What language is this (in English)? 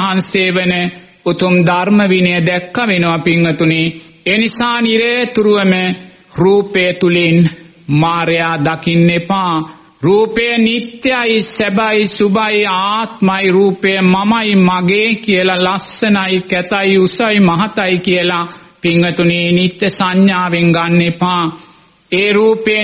Romanian